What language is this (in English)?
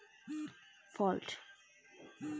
Bangla